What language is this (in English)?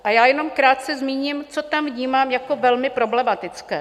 Czech